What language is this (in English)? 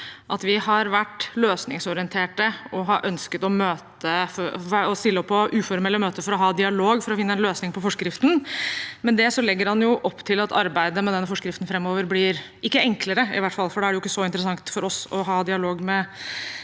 Norwegian